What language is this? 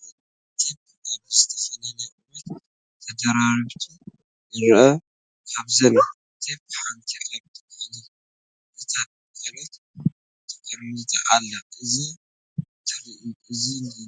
Tigrinya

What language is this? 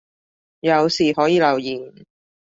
Cantonese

